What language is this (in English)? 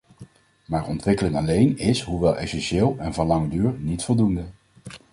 Dutch